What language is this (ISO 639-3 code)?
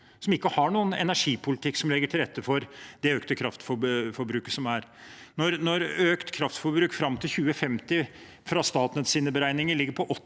nor